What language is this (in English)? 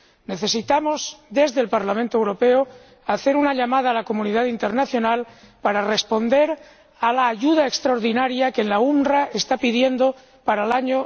Spanish